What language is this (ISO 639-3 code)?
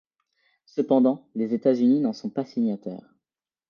fra